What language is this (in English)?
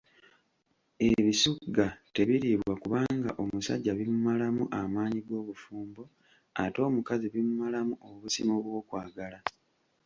Ganda